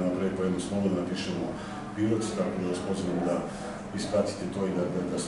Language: Romanian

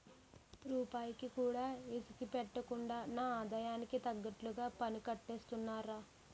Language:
Telugu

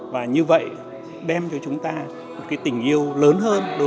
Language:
Vietnamese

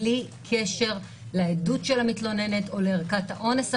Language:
Hebrew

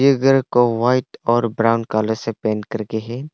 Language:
Hindi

